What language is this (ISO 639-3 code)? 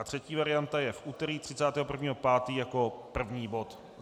ces